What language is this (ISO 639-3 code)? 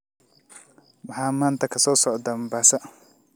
som